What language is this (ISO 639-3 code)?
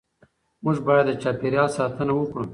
pus